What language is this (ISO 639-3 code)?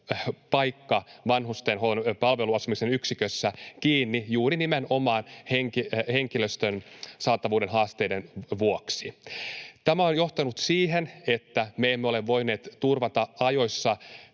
fin